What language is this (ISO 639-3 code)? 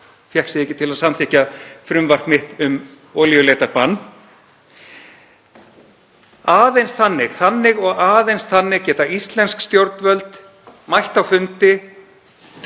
isl